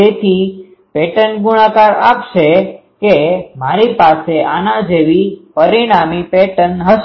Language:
Gujarati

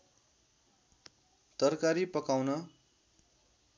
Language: Nepali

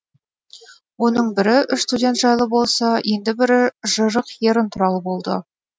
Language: Kazakh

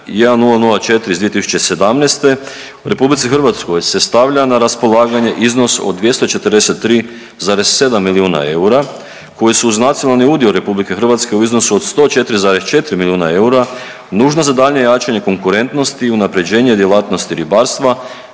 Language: Croatian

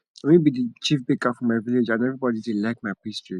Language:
Nigerian Pidgin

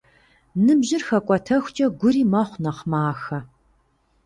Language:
Kabardian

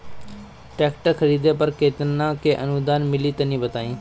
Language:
Bhojpuri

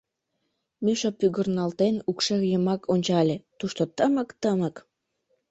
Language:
Mari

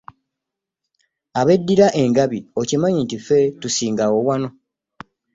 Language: Ganda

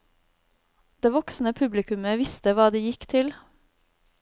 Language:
Norwegian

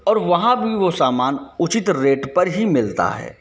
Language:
Hindi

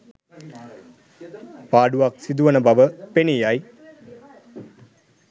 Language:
Sinhala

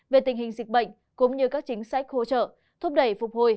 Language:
Vietnamese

